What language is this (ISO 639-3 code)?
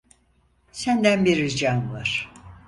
tur